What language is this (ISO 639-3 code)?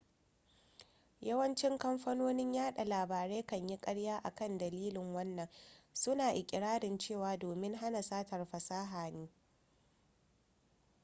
hau